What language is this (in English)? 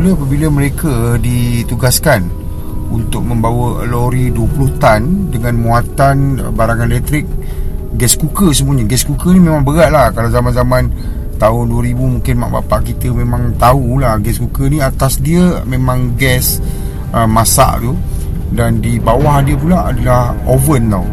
Malay